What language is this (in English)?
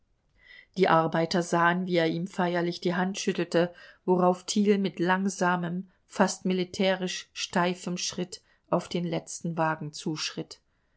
German